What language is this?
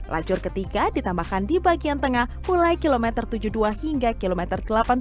Indonesian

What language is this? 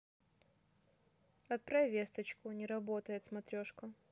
Russian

